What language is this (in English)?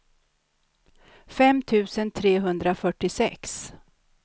Swedish